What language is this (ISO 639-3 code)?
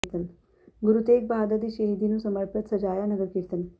pan